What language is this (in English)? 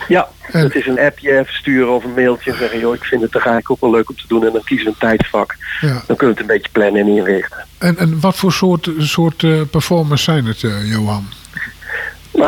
Dutch